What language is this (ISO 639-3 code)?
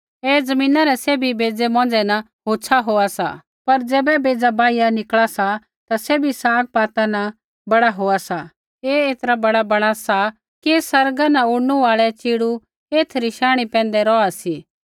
kfx